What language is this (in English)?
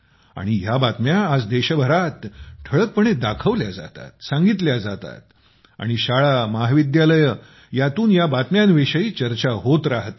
Marathi